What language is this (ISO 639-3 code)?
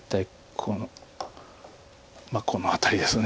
jpn